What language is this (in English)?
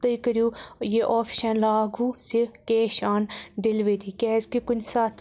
Kashmiri